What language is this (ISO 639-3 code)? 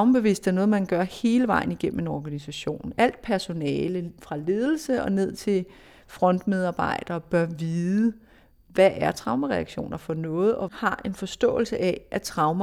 dan